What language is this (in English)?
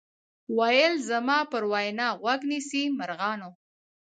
Pashto